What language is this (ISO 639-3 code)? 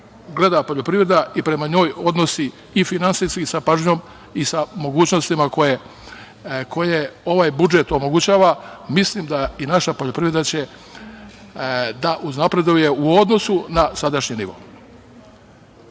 srp